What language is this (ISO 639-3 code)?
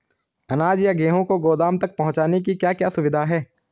hin